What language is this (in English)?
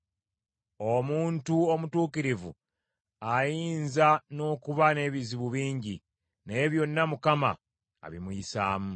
Ganda